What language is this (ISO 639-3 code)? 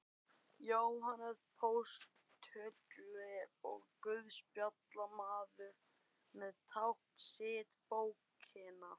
isl